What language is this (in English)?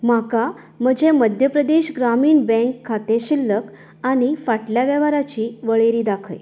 Konkani